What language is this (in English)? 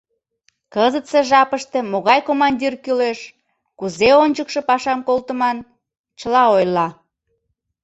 Mari